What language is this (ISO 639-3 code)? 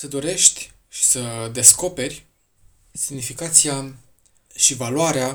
ron